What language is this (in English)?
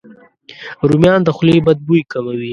Pashto